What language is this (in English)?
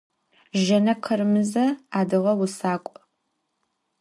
Adyghe